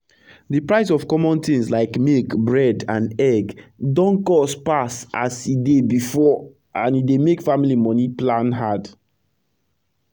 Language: Nigerian Pidgin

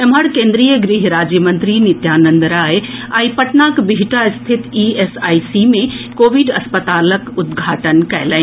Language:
Maithili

